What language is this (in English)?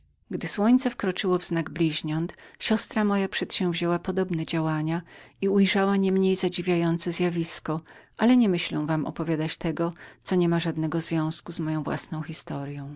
Polish